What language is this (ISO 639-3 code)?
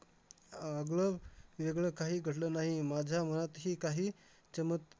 mar